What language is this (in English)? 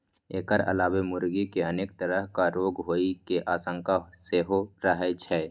Maithili